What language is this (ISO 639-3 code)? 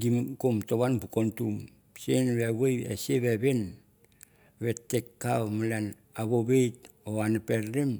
tbf